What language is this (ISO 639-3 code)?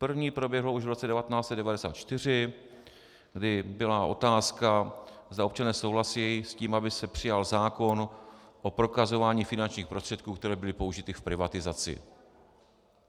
ces